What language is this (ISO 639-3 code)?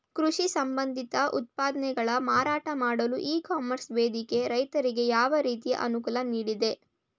kan